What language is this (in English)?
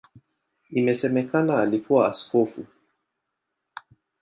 Swahili